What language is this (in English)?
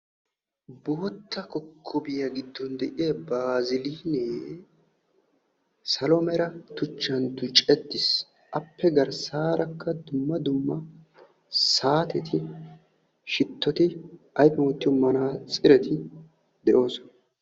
Wolaytta